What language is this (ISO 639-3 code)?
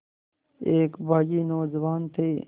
hin